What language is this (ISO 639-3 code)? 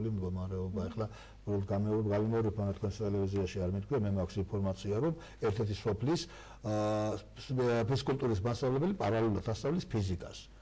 tur